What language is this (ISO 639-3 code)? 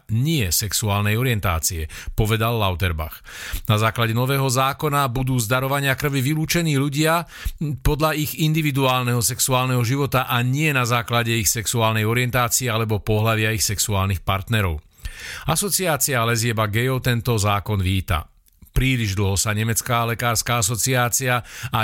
slk